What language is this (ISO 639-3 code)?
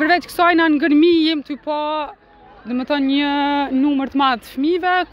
ron